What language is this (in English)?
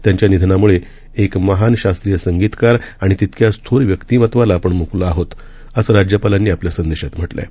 Marathi